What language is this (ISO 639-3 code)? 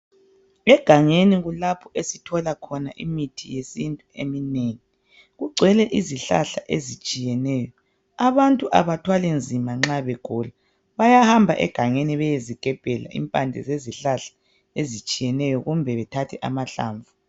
nde